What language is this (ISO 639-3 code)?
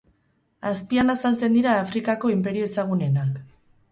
eus